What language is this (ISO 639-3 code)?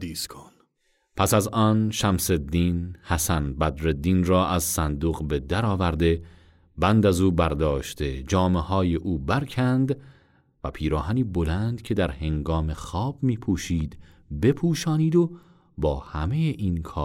fas